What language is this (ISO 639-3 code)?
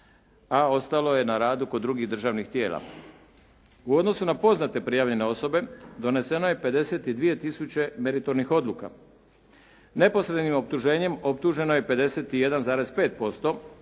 hrv